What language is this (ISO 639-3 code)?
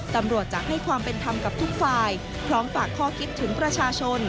tha